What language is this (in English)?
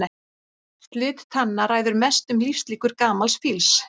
Icelandic